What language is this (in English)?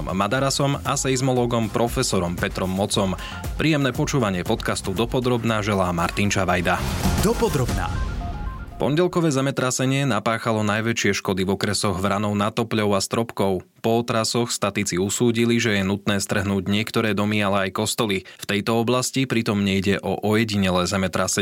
Slovak